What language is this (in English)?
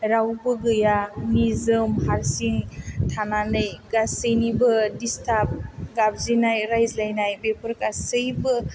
Bodo